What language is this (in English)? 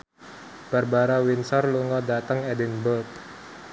Javanese